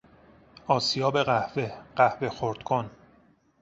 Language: Persian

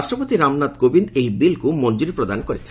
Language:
Odia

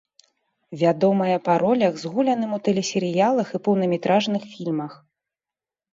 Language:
Belarusian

